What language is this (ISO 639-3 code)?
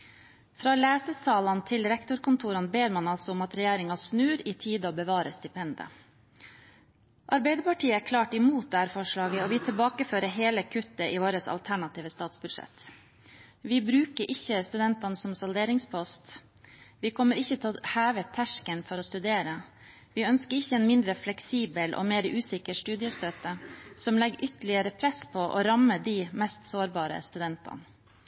nob